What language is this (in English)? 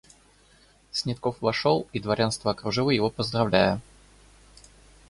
Russian